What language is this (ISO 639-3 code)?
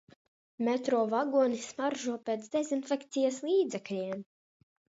lav